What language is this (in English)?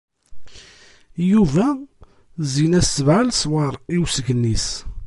Kabyle